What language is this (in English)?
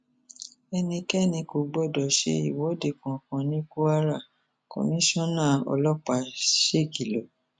Yoruba